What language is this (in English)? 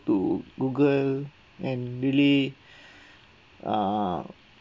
English